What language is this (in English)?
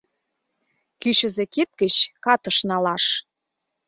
Mari